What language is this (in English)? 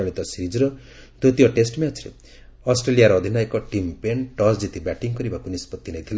Odia